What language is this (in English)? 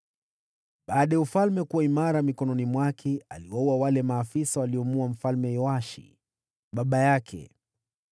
Swahili